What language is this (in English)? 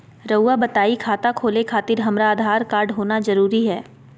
Magahi